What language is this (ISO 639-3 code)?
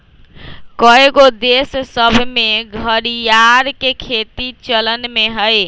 mag